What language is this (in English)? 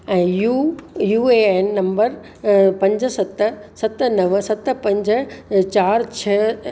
Sindhi